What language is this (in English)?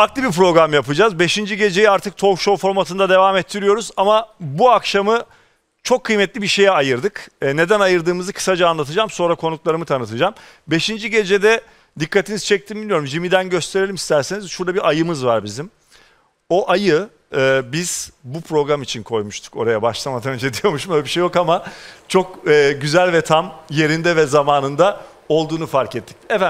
Turkish